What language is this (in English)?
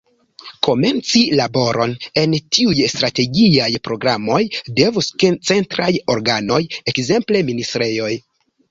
Esperanto